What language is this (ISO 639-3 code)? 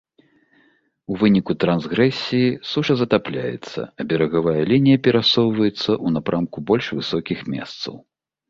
bel